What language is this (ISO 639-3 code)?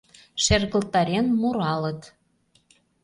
chm